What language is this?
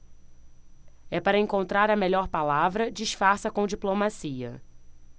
Portuguese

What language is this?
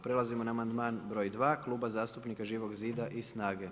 Croatian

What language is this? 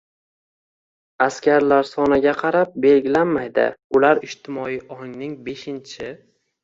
Uzbek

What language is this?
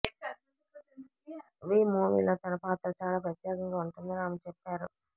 Telugu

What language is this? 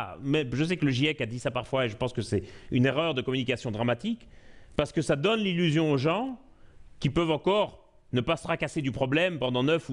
French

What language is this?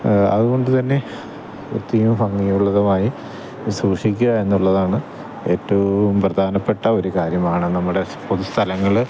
Malayalam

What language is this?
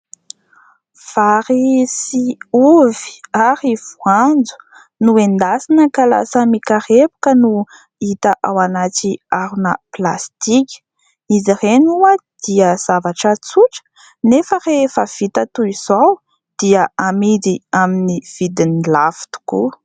Malagasy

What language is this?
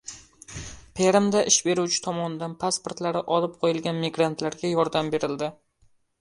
Uzbek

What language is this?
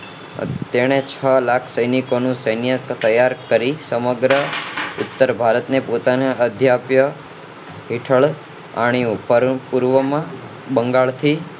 Gujarati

